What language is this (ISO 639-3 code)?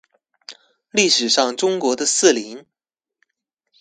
zho